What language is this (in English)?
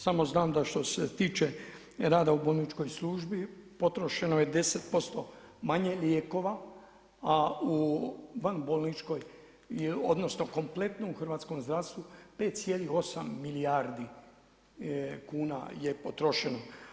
Croatian